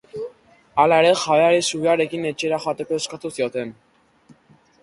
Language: Basque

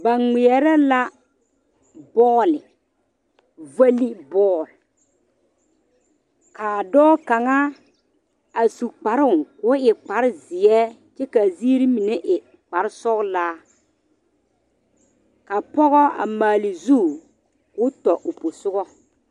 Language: Southern Dagaare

